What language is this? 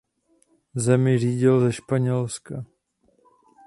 Czech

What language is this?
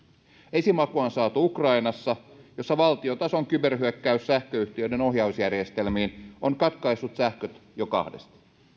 Finnish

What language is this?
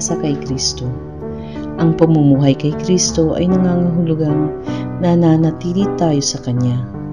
Filipino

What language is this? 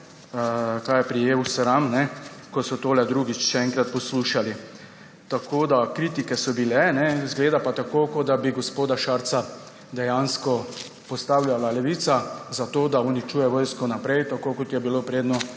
Slovenian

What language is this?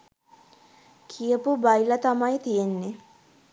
Sinhala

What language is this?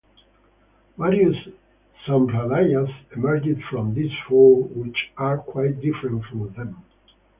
English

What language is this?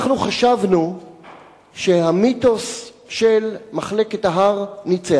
Hebrew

